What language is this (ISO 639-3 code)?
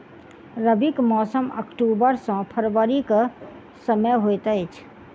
mai